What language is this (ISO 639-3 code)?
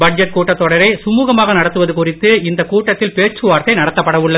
tam